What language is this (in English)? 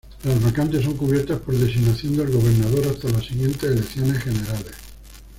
Spanish